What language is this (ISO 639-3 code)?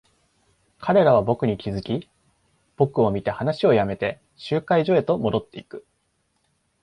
jpn